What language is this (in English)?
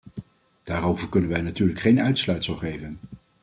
Dutch